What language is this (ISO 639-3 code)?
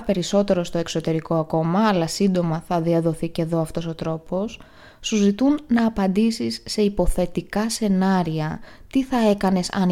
ell